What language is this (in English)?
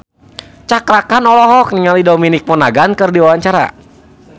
Sundanese